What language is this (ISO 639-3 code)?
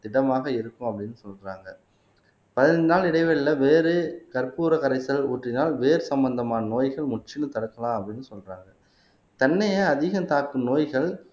tam